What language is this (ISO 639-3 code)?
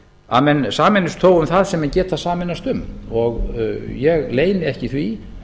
isl